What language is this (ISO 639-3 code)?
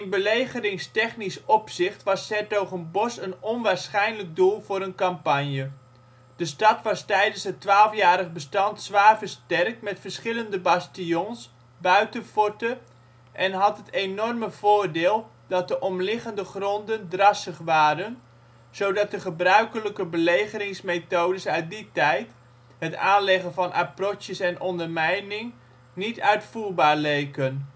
nld